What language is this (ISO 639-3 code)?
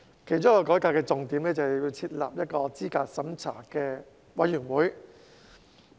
yue